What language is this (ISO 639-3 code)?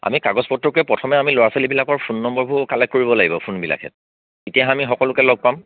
asm